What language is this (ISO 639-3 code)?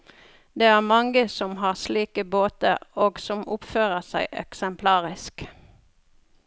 nor